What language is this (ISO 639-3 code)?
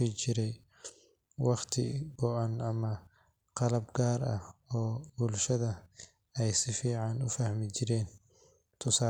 som